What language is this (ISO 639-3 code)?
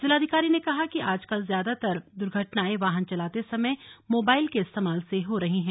hin